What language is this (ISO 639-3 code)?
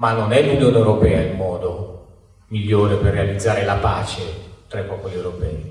ita